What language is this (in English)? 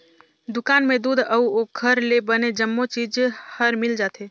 Chhattisgarhi